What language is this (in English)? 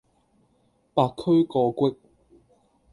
Cantonese